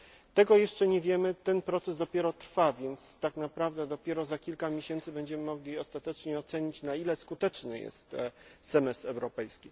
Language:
Polish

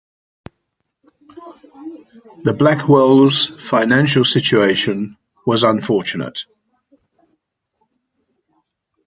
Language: English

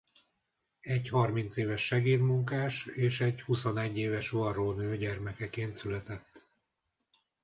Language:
Hungarian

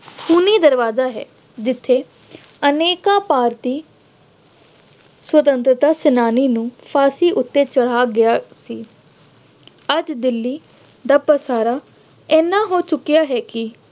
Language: Punjabi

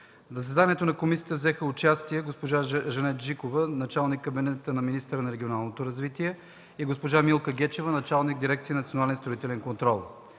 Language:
Bulgarian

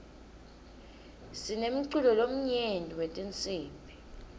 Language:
Swati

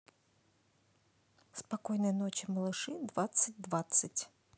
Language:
Russian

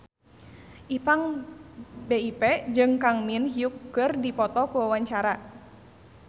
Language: Sundanese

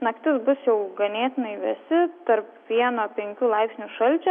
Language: Lithuanian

